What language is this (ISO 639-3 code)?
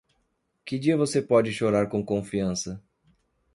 por